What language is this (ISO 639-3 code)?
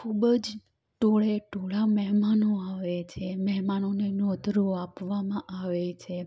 guj